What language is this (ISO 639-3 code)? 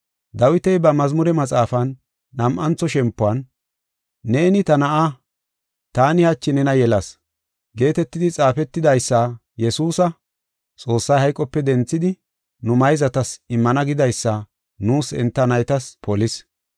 gof